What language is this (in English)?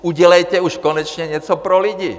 Czech